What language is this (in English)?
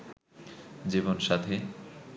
Bangla